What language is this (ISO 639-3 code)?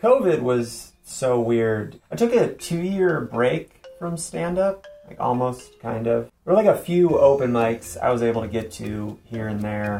eng